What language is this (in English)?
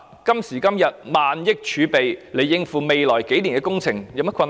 Cantonese